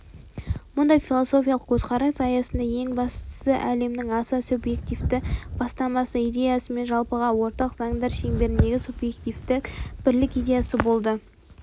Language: Kazakh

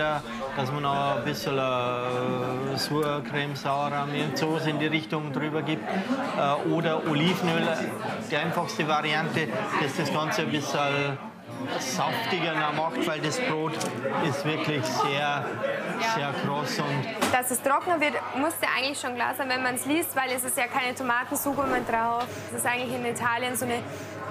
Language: German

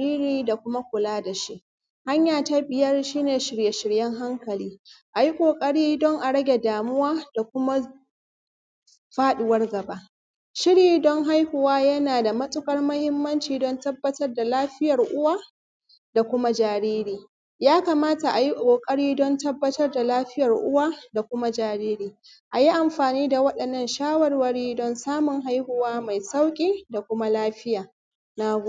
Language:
Hausa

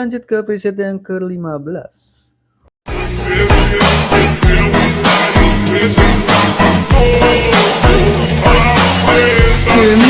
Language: Indonesian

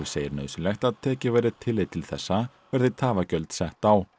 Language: Icelandic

